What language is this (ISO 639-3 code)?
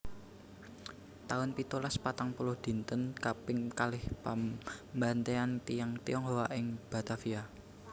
jav